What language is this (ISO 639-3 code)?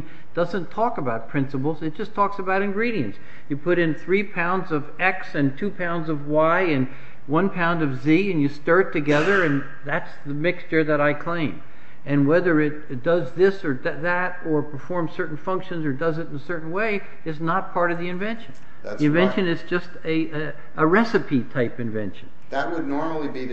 eng